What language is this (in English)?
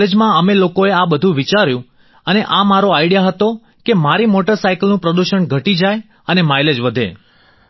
Gujarati